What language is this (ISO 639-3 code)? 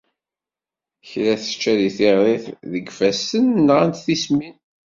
kab